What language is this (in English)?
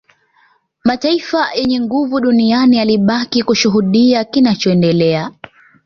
Swahili